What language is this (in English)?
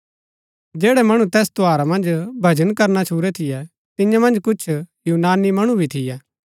Gaddi